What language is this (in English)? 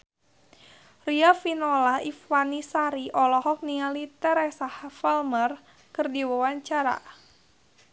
Sundanese